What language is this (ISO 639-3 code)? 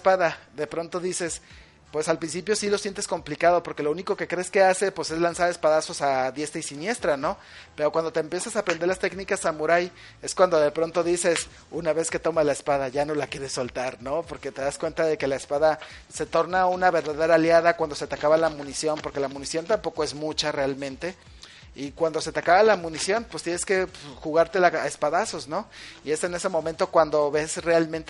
spa